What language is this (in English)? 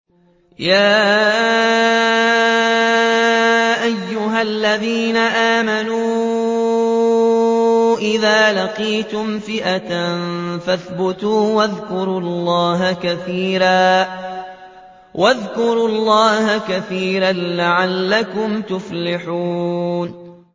Arabic